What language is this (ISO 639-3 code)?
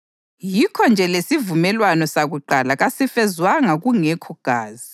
nde